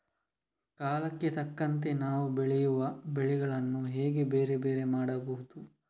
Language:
Kannada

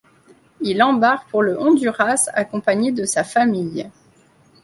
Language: French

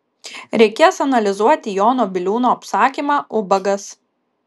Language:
Lithuanian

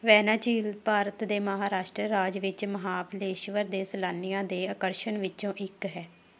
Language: Punjabi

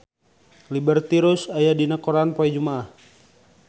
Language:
Sundanese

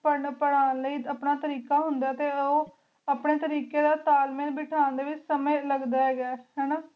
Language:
Punjabi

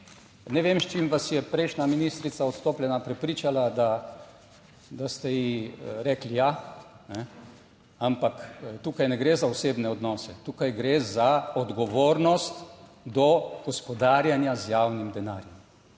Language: Slovenian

